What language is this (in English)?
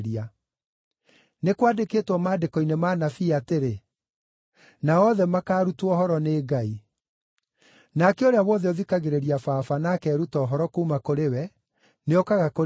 Kikuyu